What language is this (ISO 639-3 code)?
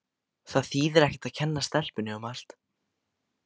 isl